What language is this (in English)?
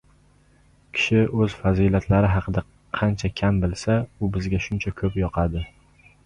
Uzbek